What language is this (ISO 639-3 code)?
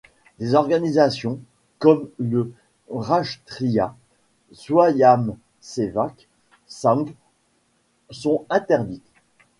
fra